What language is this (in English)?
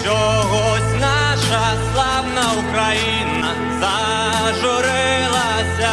Ukrainian